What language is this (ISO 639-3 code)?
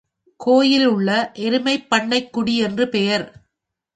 tam